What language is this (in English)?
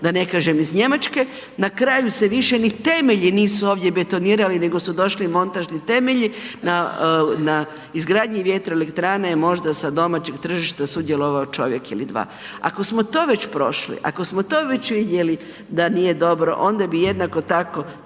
Croatian